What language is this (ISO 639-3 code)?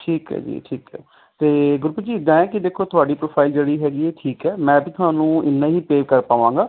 pan